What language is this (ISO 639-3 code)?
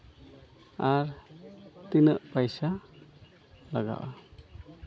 sat